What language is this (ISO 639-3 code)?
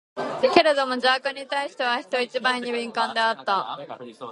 jpn